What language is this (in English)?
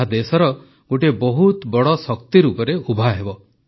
Odia